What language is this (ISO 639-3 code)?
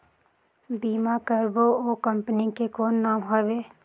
hne